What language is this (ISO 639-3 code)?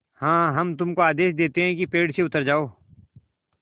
hin